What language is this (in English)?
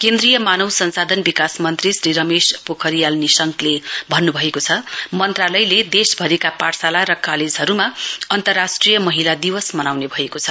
Nepali